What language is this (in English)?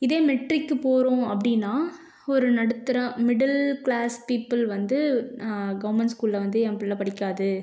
Tamil